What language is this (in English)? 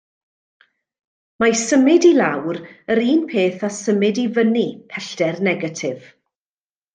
Welsh